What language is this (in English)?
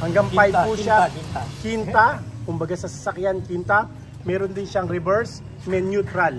Filipino